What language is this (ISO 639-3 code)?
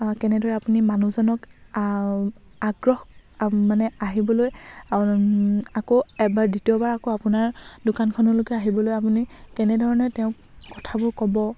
asm